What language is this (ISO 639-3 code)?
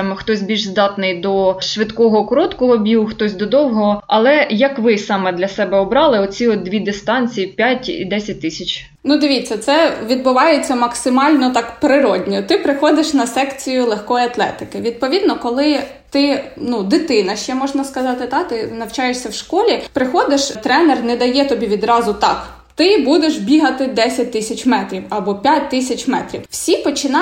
ukr